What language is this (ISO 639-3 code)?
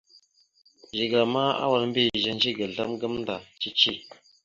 mxu